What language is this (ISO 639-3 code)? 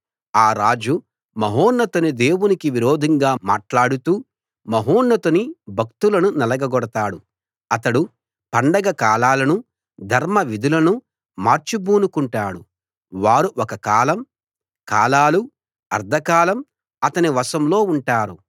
tel